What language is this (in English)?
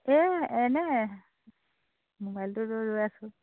Assamese